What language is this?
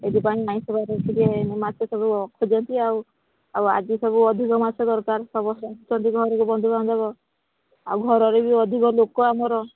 Odia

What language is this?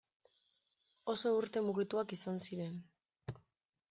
Basque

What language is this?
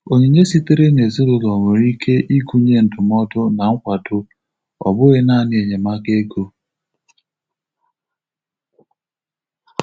Igbo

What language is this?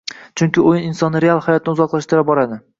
Uzbek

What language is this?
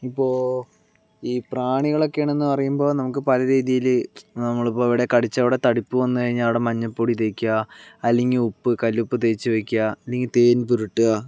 Malayalam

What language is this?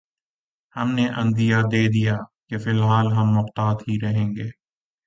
Urdu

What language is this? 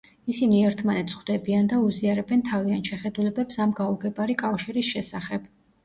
Georgian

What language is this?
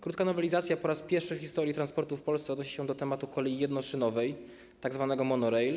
Polish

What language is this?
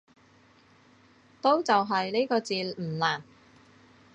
Cantonese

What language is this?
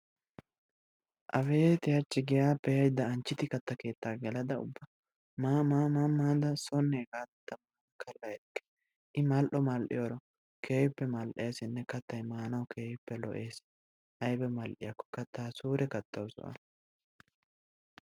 Wolaytta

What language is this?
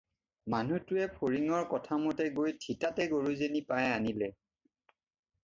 Assamese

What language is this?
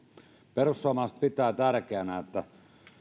Finnish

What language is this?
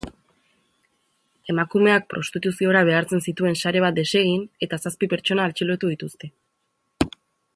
Basque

